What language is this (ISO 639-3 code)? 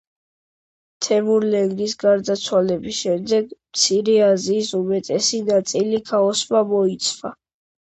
kat